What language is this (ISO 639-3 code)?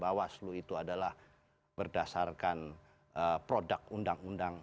ind